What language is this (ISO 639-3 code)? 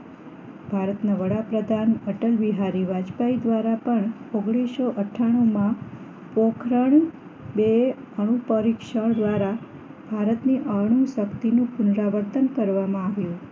guj